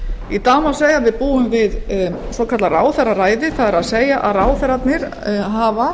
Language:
Icelandic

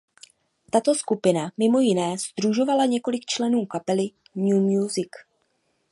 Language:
Czech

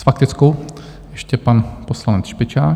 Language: Czech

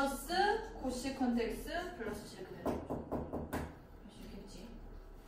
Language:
Korean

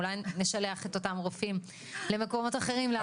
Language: Hebrew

